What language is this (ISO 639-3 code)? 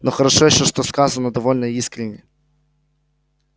rus